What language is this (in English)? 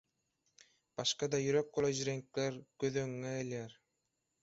Turkmen